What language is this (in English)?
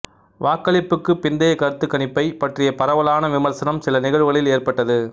Tamil